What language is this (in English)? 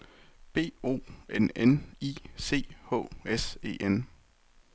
Danish